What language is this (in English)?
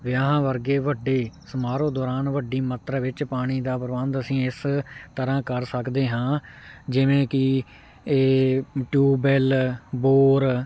Punjabi